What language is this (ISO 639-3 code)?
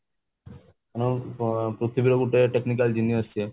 ori